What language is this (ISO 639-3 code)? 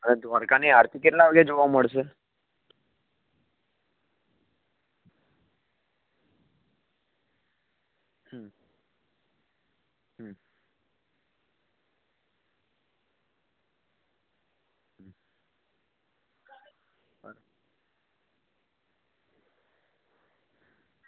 guj